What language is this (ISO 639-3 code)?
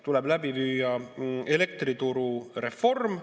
est